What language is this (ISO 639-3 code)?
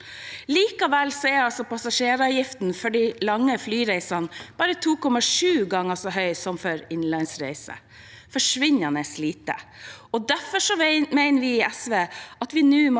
nor